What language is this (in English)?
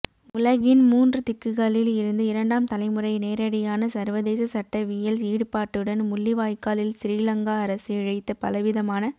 Tamil